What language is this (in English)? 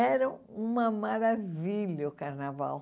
Portuguese